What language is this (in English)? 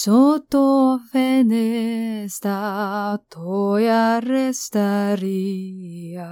Filipino